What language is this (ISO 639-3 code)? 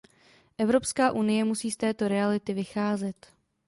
ces